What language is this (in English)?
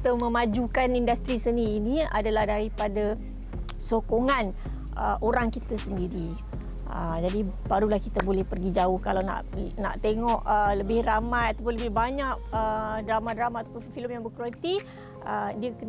Malay